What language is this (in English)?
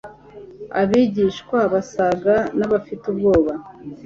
Kinyarwanda